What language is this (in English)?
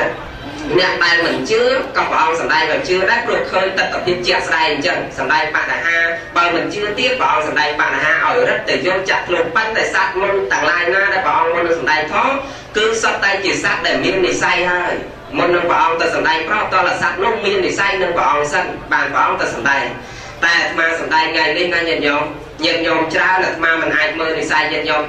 Vietnamese